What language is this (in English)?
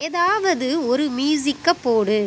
Tamil